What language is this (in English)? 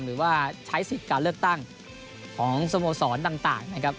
Thai